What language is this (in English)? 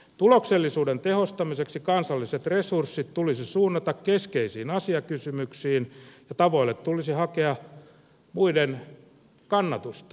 Finnish